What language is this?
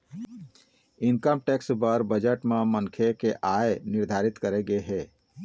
Chhattisgarhi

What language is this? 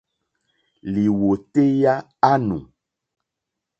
Mokpwe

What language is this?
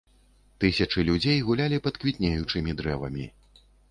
Belarusian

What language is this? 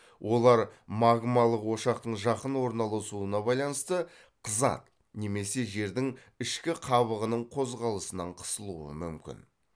Kazakh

